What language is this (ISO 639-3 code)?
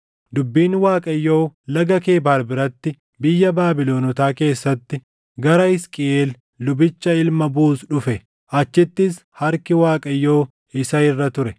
orm